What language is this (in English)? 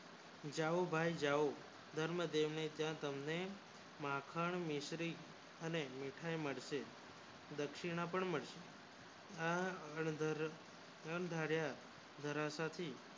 Gujarati